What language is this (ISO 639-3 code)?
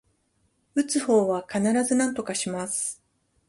jpn